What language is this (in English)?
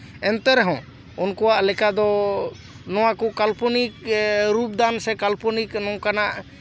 Santali